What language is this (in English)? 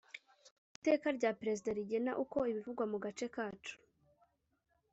Kinyarwanda